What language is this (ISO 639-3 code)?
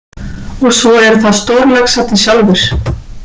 isl